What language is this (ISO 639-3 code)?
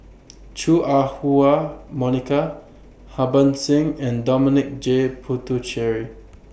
eng